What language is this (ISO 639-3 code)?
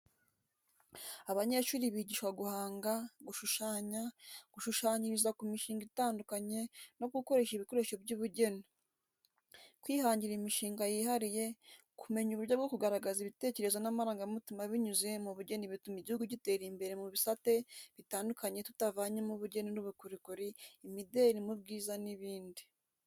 kin